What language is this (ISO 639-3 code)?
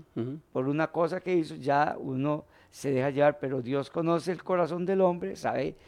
spa